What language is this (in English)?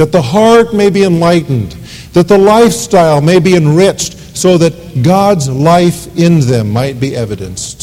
English